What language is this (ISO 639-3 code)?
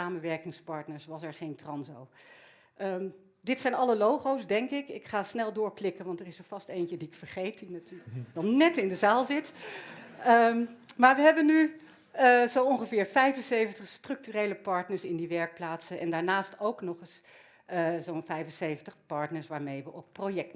nld